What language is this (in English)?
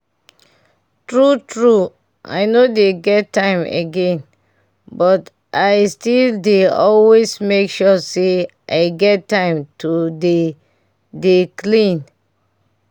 Nigerian Pidgin